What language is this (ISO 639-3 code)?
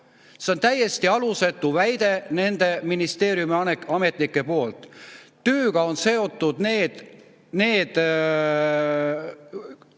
est